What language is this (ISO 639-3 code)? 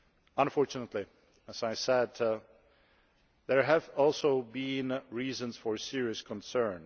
eng